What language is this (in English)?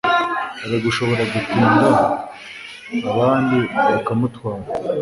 Kinyarwanda